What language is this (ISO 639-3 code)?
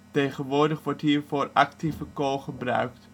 nld